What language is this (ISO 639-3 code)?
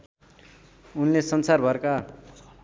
nep